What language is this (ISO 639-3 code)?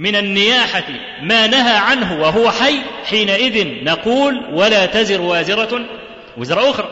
ara